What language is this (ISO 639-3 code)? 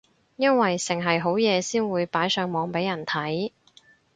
yue